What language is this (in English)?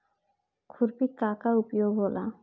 Bhojpuri